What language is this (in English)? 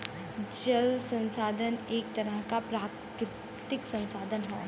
Bhojpuri